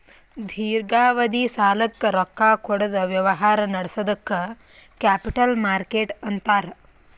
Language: Kannada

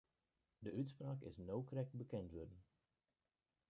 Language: Western Frisian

